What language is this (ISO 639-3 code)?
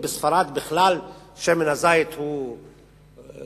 heb